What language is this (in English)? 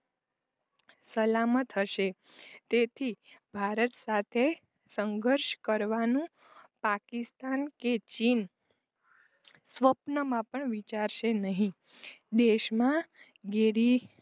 Gujarati